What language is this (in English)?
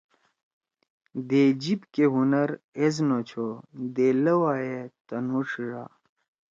Torwali